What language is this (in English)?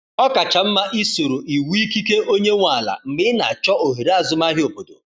Igbo